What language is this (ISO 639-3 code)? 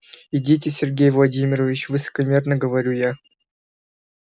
rus